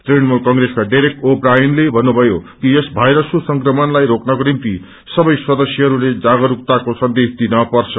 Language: Nepali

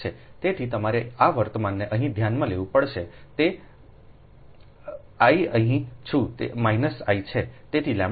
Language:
Gujarati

